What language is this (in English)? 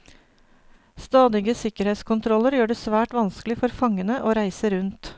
Norwegian